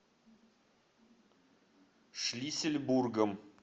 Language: Russian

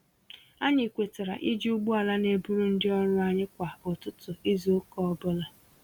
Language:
Igbo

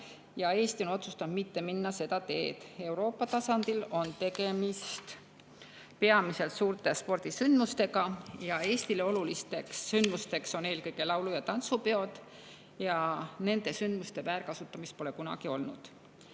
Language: Estonian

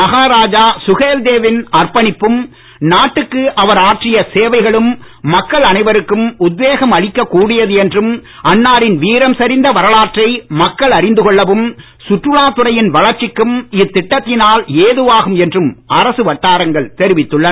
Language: Tamil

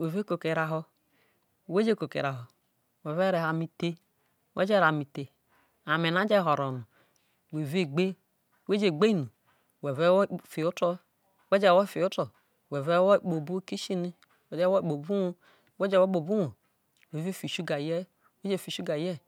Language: Isoko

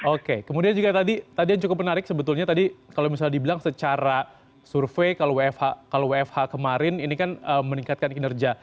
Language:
Indonesian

